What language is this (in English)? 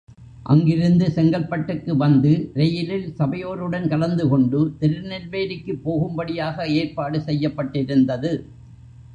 Tamil